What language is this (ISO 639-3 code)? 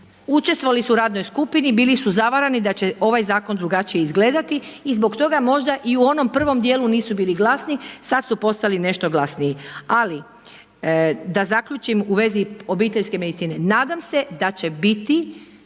hrv